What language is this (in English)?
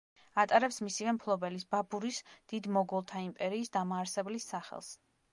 Georgian